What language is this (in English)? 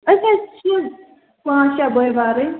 Kashmiri